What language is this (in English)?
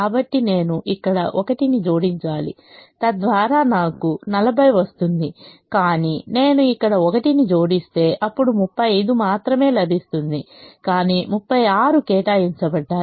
Telugu